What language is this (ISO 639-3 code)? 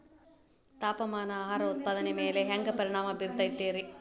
kan